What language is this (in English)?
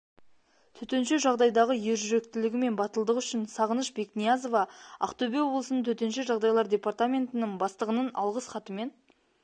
Kazakh